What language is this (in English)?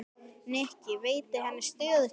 Icelandic